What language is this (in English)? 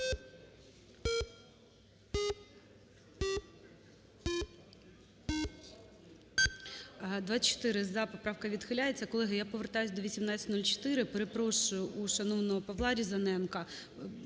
Ukrainian